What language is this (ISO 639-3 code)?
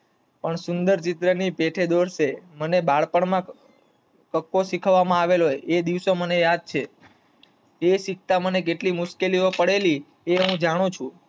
guj